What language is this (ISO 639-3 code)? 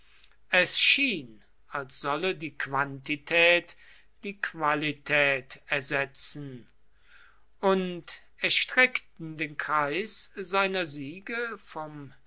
deu